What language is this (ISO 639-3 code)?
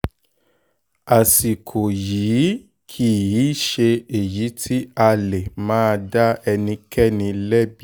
yor